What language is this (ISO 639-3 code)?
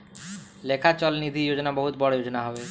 bho